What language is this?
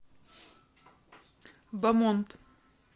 Russian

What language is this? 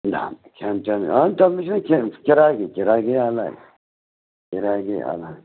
Kashmiri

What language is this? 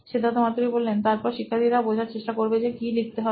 Bangla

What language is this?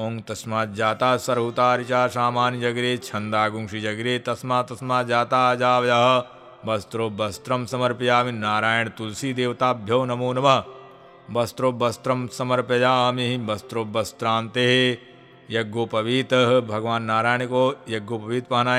Hindi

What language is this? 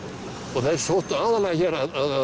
Icelandic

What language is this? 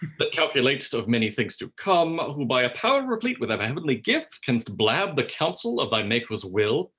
English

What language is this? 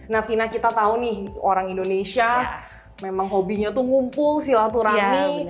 Indonesian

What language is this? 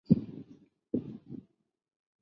Chinese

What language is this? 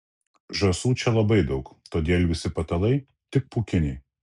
Lithuanian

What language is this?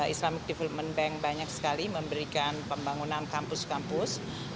Indonesian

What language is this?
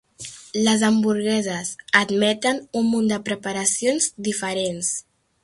Catalan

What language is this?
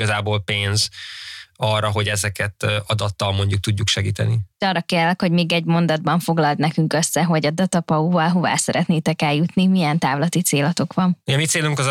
Hungarian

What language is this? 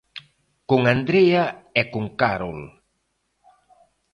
Galician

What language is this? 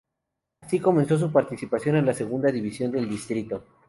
Spanish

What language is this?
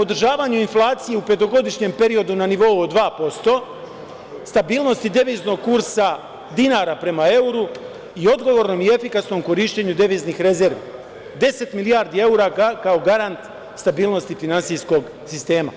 Serbian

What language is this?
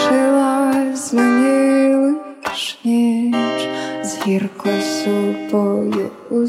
Ukrainian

